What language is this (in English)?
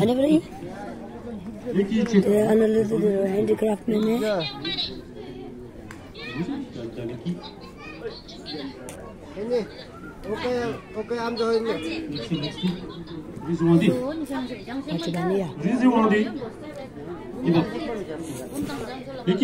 Romanian